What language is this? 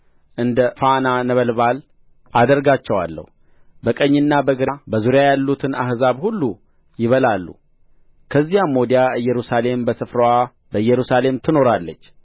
Amharic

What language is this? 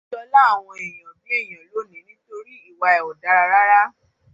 Yoruba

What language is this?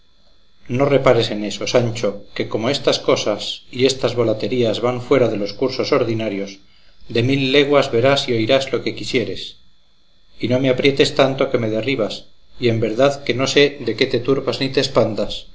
Spanish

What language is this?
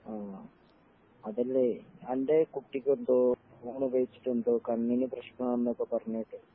Malayalam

